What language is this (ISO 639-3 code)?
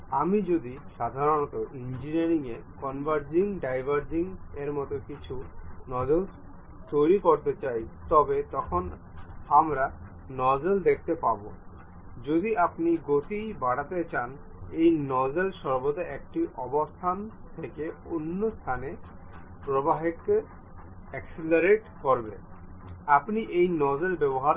ben